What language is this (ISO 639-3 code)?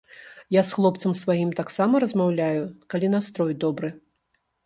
bel